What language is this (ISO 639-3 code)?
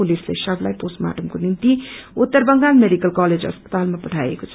nep